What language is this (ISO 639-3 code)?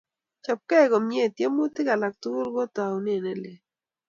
kln